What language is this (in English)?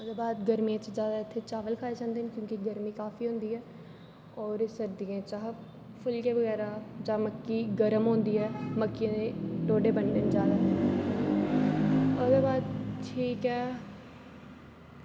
Dogri